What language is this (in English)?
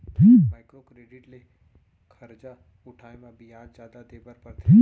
Chhattisgarhi